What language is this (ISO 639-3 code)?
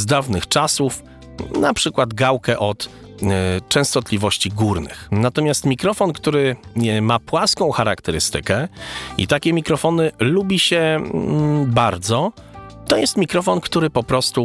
pol